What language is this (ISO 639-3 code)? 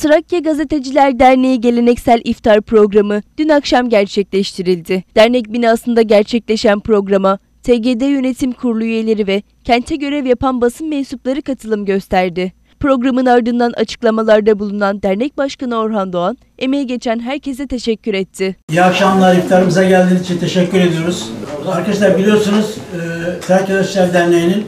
tur